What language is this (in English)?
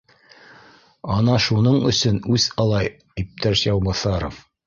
Bashkir